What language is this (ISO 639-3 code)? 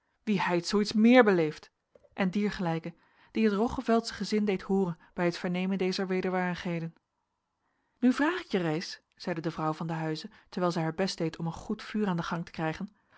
nld